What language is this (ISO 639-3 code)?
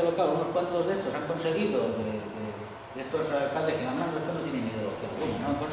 spa